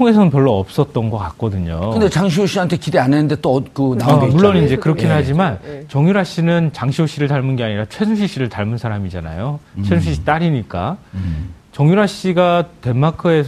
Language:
Korean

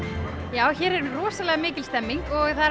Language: Icelandic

